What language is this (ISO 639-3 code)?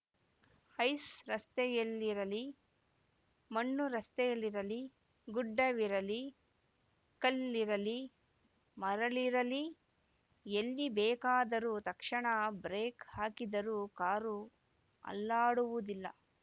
kan